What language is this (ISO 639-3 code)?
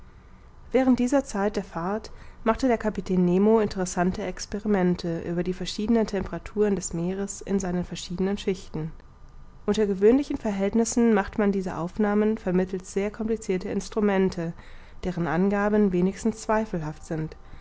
deu